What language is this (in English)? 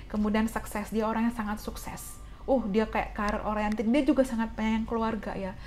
Indonesian